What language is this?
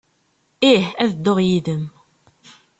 Kabyle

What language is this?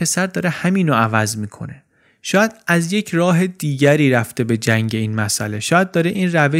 Persian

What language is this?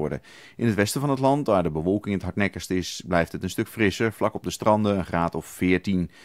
Dutch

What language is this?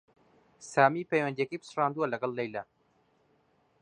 Central Kurdish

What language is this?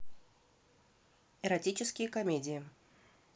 Russian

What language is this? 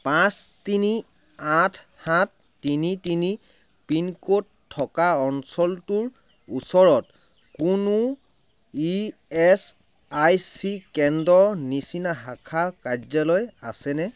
Assamese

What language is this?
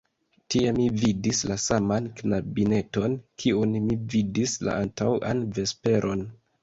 Esperanto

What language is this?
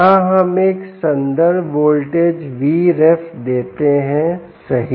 Hindi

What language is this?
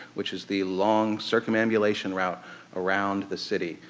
English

